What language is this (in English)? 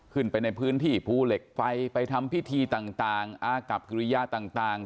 Thai